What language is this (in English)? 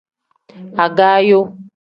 Tem